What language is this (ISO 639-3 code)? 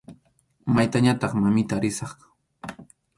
qxu